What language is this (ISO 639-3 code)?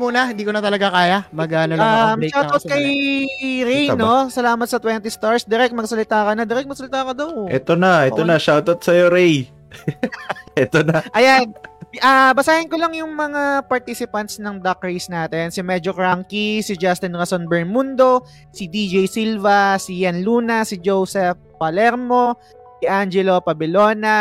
fil